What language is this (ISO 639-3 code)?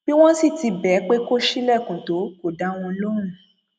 yor